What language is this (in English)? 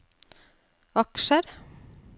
Norwegian